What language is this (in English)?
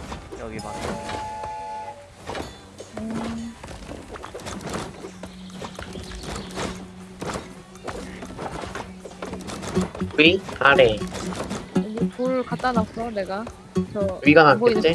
Korean